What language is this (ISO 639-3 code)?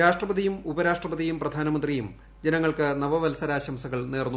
mal